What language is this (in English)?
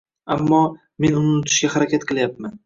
Uzbek